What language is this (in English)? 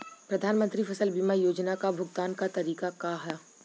Bhojpuri